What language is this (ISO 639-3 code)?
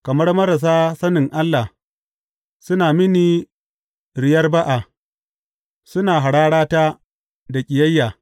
hau